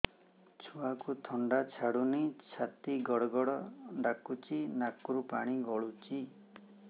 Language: Odia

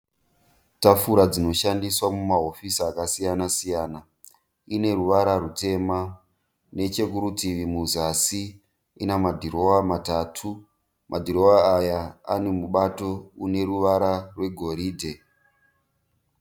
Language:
Shona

